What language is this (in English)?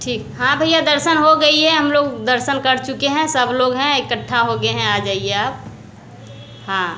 Hindi